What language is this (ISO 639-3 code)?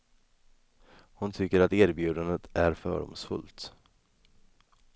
swe